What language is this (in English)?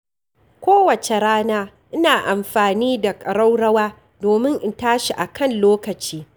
Hausa